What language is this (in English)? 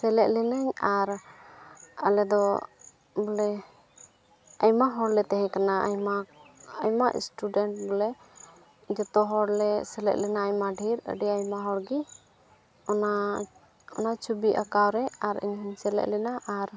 Santali